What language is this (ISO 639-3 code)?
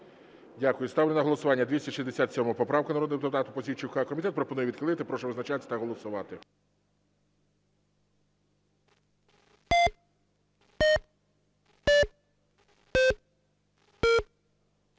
ukr